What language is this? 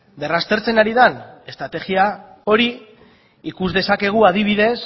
Basque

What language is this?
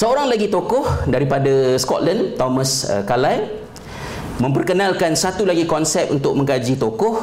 Malay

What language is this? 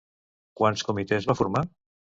Catalan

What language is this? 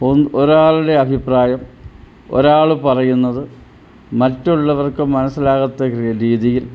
Malayalam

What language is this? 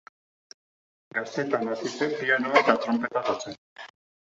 Basque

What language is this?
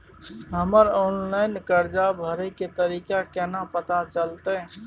Maithili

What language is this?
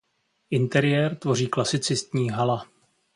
Czech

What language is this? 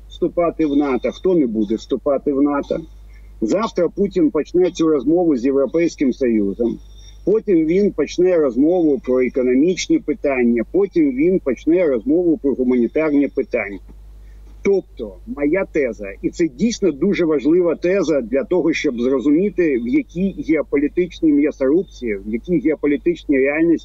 Ukrainian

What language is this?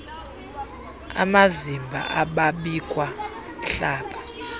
Xhosa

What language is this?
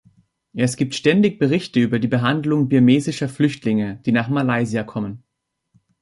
German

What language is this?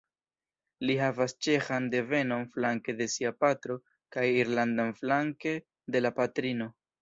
Esperanto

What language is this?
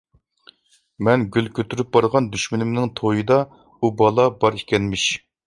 Uyghur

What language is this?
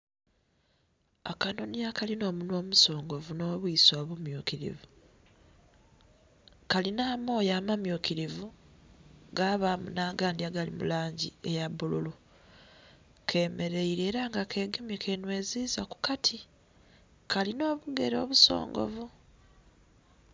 Soga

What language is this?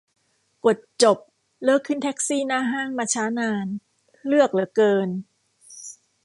Thai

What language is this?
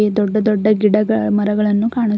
Kannada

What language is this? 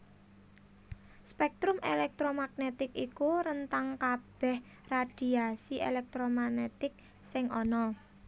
Javanese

